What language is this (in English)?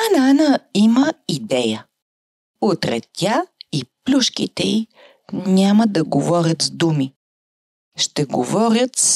Bulgarian